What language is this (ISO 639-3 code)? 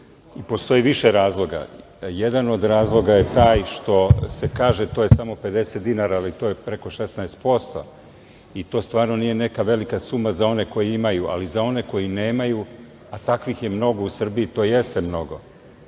srp